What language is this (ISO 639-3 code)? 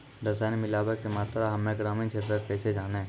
mai